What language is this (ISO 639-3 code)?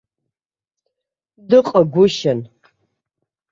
abk